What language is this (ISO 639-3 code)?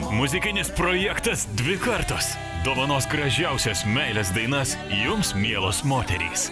lit